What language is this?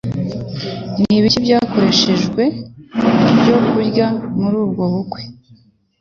Kinyarwanda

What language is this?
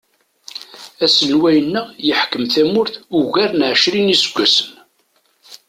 Kabyle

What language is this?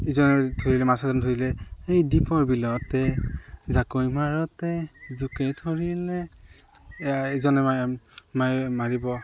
Assamese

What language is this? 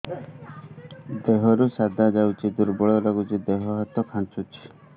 Odia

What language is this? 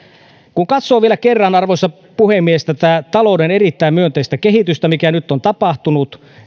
Finnish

